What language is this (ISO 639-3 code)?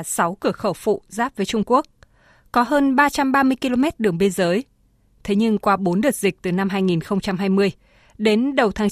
vie